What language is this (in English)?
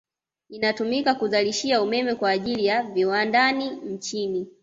Swahili